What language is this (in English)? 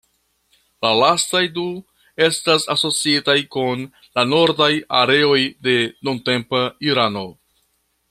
Esperanto